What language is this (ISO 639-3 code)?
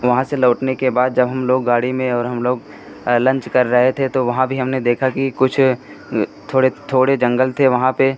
hin